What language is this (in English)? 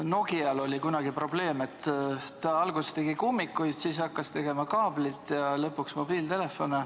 Estonian